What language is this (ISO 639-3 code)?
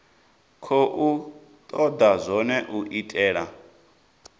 ven